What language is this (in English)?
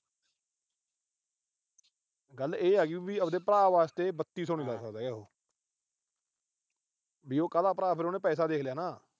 Punjabi